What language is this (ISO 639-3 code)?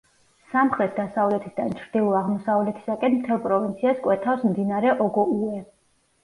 kat